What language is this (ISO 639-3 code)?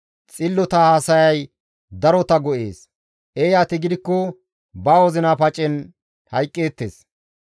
gmv